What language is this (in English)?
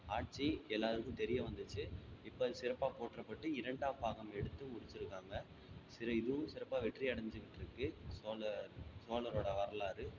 Tamil